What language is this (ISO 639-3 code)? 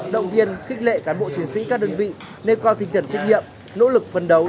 vie